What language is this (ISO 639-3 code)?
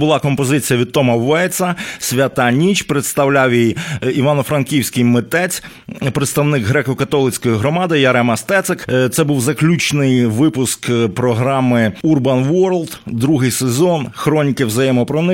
ukr